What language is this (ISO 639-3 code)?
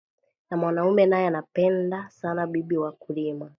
swa